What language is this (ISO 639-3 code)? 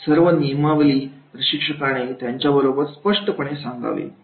mar